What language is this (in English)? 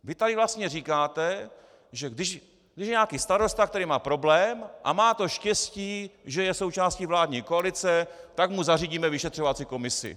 Czech